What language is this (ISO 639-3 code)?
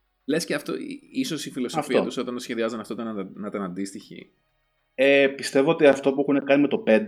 ell